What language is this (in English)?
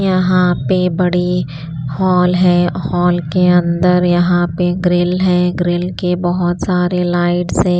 Hindi